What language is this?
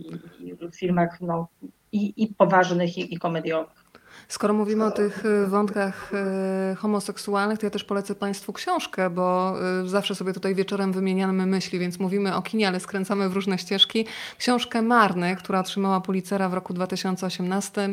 Polish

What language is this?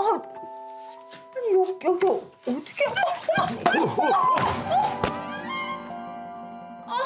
Korean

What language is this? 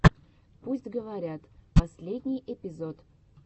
Russian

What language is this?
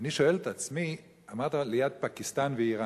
Hebrew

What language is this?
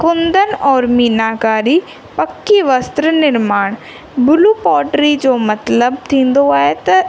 Sindhi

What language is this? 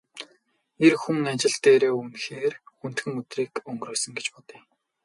Mongolian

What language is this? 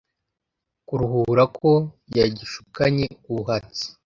Kinyarwanda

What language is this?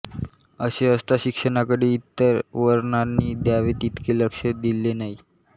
Marathi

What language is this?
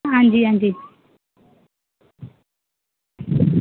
Dogri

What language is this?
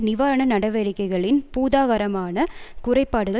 Tamil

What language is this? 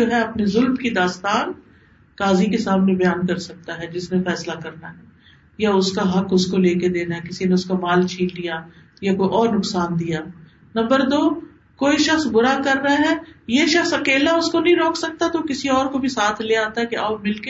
Urdu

